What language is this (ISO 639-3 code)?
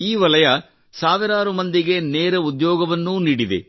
kan